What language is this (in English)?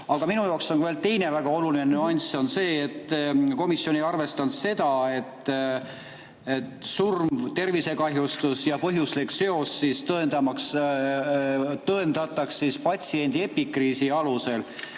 Estonian